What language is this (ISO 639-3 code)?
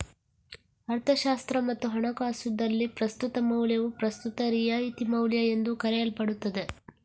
kan